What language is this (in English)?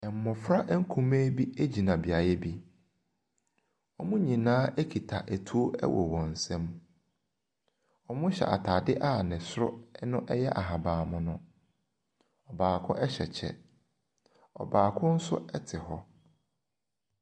Akan